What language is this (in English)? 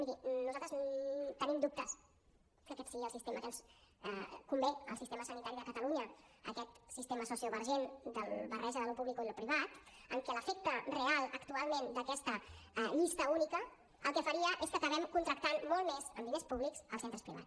Catalan